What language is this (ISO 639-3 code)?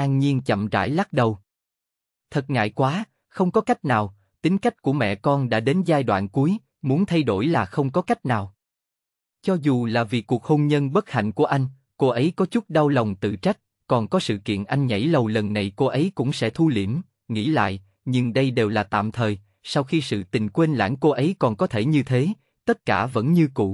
vie